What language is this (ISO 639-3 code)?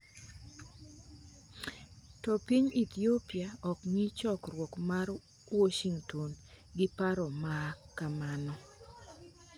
luo